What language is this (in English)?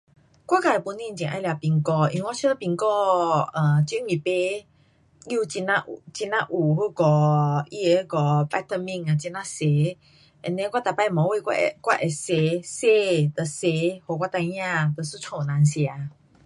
Pu-Xian Chinese